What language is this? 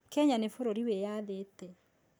Kikuyu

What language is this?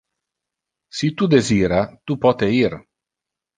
Interlingua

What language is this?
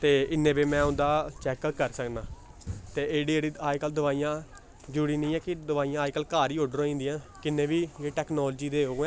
Dogri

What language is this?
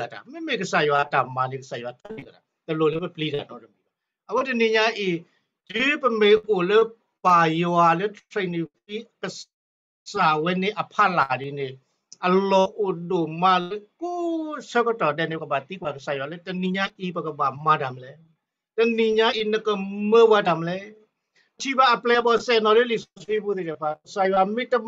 Thai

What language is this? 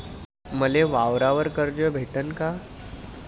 Marathi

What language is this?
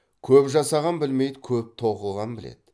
Kazakh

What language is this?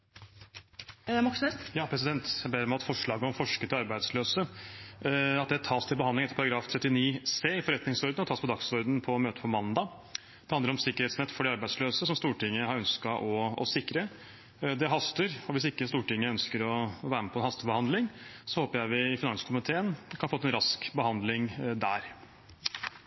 Norwegian Bokmål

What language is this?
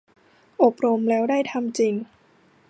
Thai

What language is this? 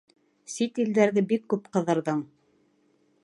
Bashkir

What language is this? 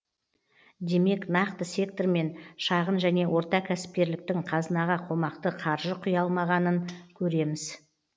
Kazakh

